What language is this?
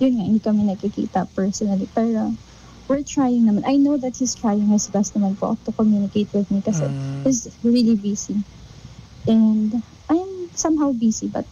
Filipino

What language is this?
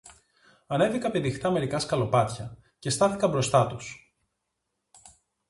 Greek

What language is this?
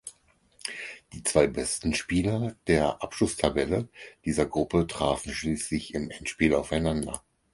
German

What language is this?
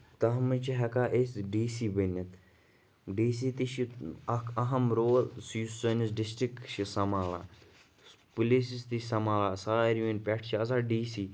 Kashmiri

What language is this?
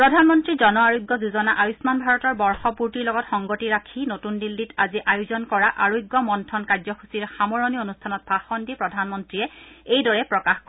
Assamese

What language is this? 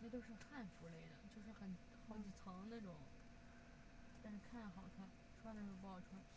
Chinese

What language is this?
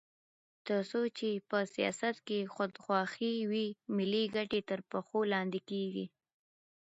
Pashto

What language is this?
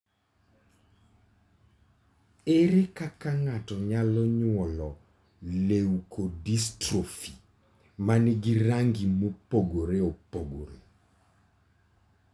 Luo (Kenya and Tanzania)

